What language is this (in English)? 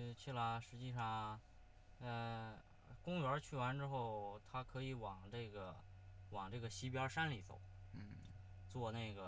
Chinese